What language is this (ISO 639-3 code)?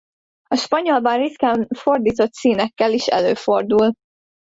hun